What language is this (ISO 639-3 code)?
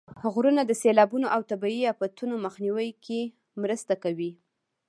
pus